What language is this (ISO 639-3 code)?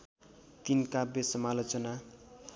nep